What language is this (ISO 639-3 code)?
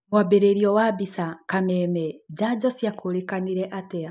kik